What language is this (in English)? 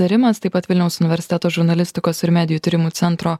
Lithuanian